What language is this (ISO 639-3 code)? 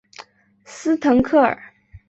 zho